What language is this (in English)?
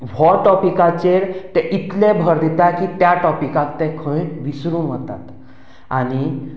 Konkani